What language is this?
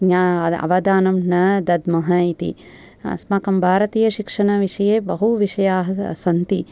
Sanskrit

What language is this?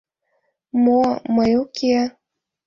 Mari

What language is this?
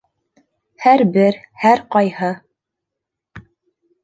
Bashkir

